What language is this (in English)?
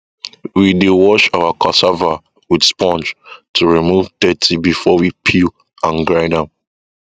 Nigerian Pidgin